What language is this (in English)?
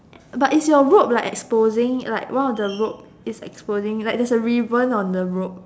English